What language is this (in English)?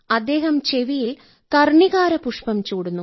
Malayalam